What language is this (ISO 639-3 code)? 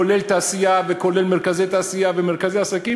heb